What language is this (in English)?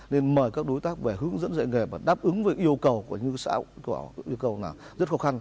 Vietnamese